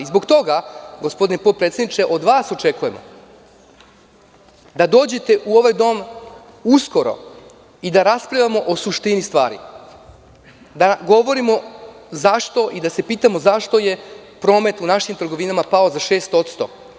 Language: Serbian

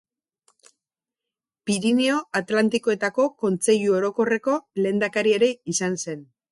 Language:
Basque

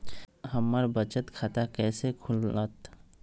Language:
Magahi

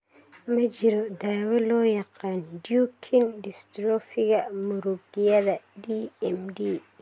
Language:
Somali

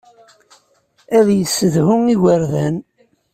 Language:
Kabyle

